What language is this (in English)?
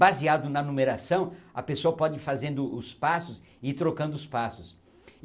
Portuguese